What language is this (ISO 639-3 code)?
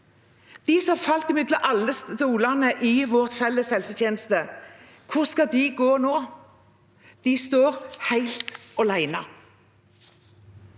nor